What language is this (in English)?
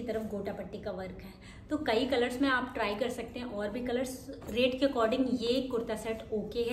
Hindi